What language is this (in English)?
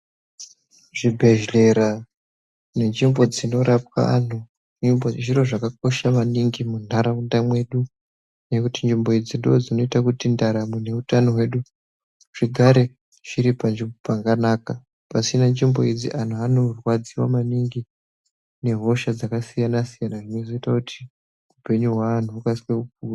Ndau